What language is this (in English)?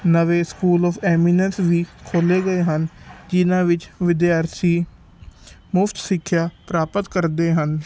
Punjabi